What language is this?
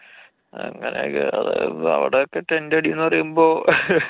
Malayalam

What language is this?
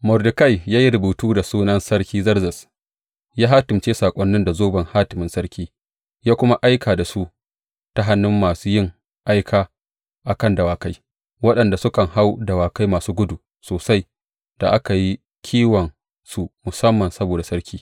Hausa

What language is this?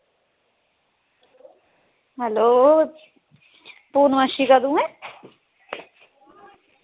Dogri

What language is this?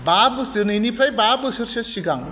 Bodo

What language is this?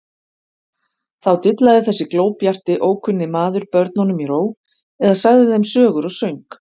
Icelandic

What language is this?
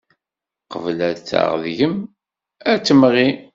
Kabyle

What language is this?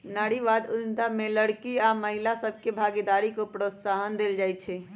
Magahi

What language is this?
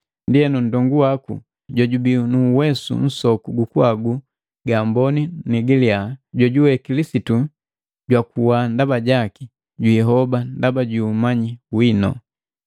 Matengo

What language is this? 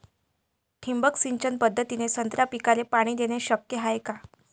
Marathi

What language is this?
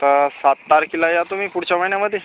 Marathi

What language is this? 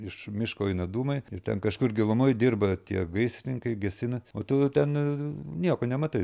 Lithuanian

